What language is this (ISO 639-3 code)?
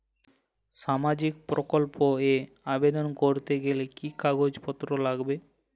ben